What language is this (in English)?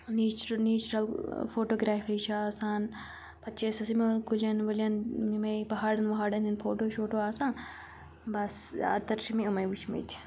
Kashmiri